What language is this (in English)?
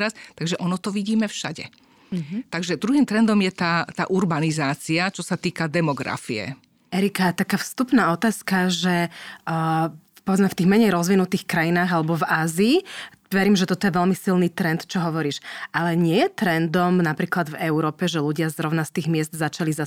Slovak